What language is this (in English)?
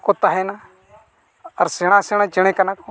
Santali